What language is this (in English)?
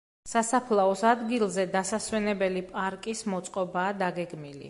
Georgian